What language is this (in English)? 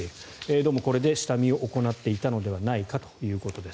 Japanese